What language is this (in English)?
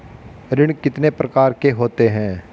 Hindi